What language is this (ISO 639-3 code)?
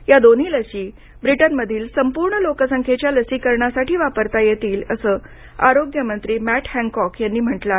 mar